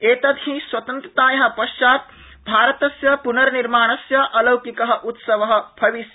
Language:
Sanskrit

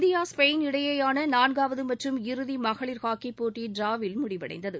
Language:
Tamil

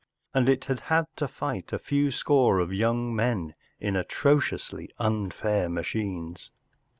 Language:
English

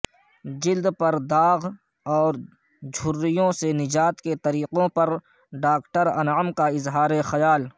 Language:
Urdu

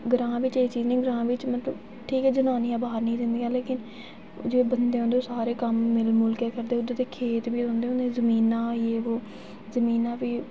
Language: Dogri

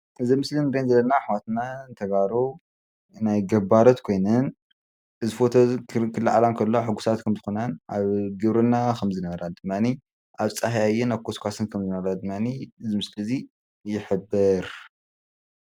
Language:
Tigrinya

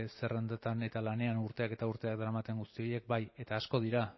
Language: Basque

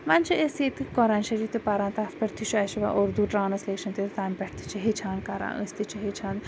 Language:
Kashmiri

